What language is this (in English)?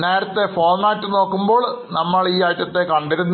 Malayalam